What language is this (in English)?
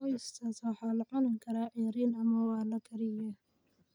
Somali